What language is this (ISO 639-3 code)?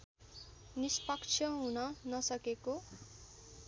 nep